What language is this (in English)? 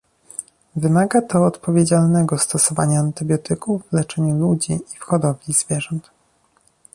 Polish